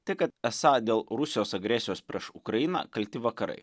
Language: Lithuanian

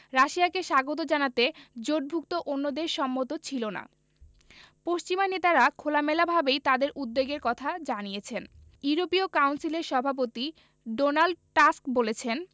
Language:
Bangla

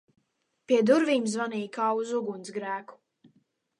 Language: Latvian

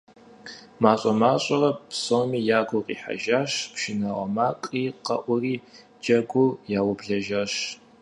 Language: Kabardian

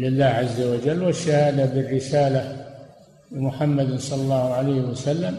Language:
Arabic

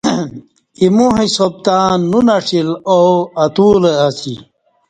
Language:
Kati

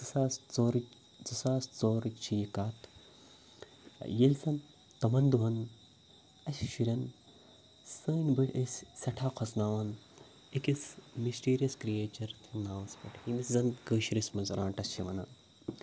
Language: Kashmiri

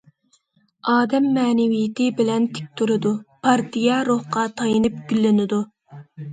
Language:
Uyghur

